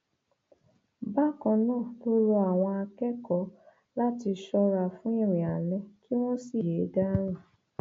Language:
Yoruba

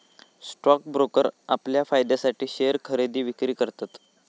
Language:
Marathi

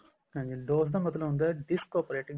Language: Punjabi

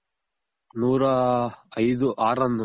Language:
Kannada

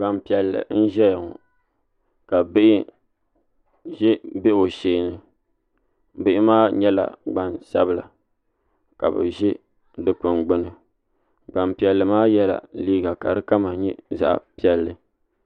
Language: Dagbani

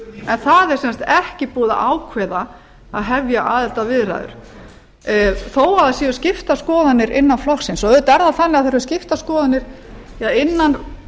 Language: Icelandic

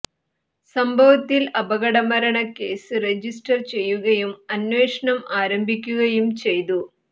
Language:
Malayalam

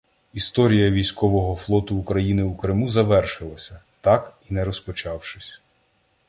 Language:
Ukrainian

